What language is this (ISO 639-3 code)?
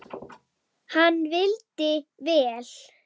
isl